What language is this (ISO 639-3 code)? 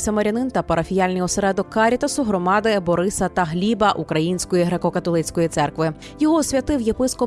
ukr